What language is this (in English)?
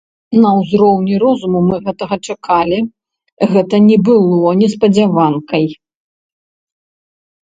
Belarusian